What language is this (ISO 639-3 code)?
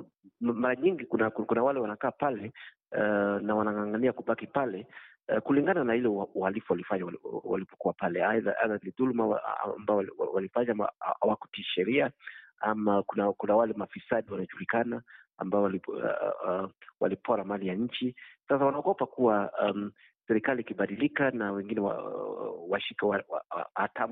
swa